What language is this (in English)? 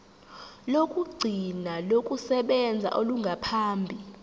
Zulu